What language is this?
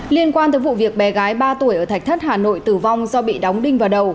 Vietnamese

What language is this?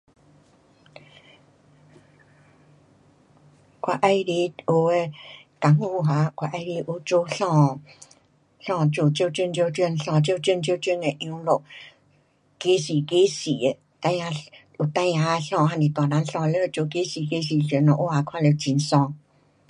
Pu-Xian Chinese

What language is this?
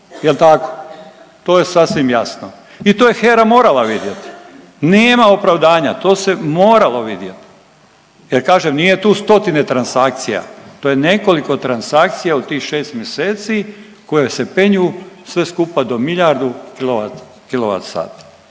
Croatian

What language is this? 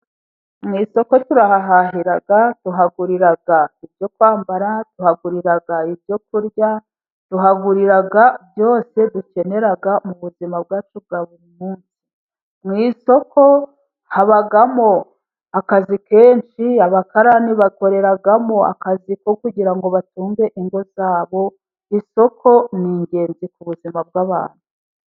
Kinyarwanda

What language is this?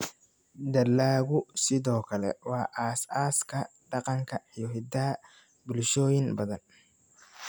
Somali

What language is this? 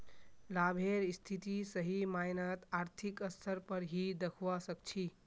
Magahi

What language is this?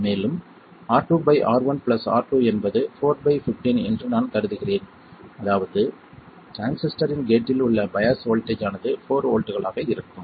Tamil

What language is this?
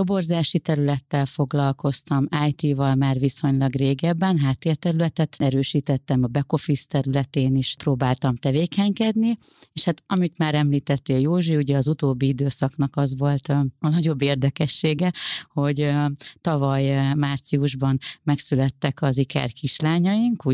Hungarian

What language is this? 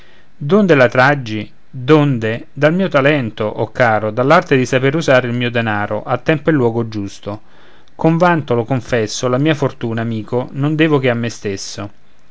Italian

